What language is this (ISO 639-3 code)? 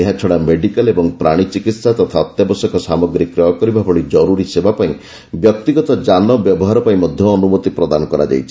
ori